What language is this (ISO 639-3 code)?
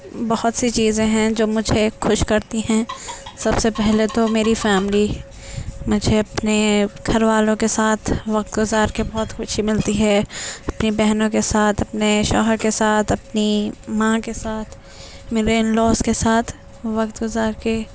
urd